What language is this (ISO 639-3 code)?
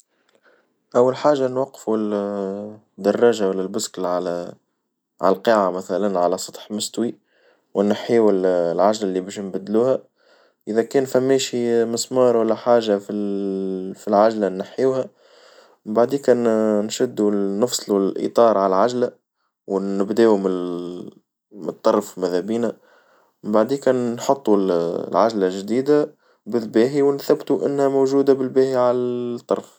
aeb